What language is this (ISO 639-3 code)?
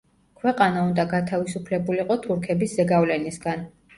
kat